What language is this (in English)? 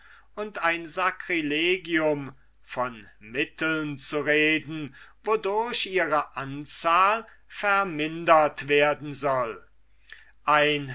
German